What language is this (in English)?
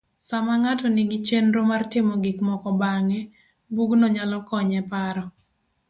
Luo (Kenya and Tanzania)